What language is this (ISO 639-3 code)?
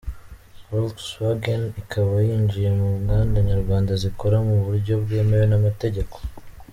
kin